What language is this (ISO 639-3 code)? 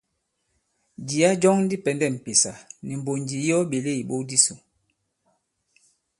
abb